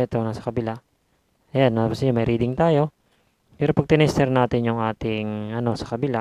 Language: Filipino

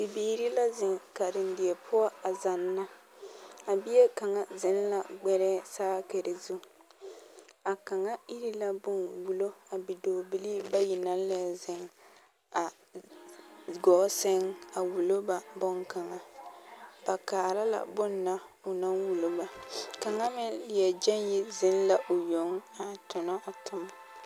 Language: Southern Dagaare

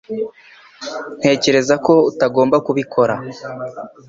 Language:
Kinyarwanda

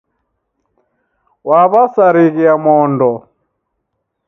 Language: Taita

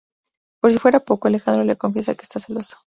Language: Spanish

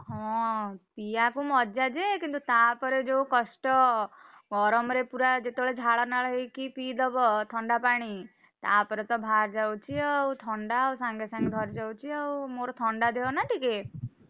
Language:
Odia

